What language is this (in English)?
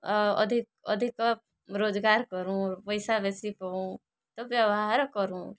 Odia